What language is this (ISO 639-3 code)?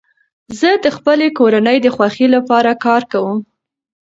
pus